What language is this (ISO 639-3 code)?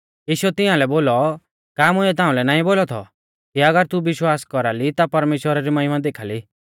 bfz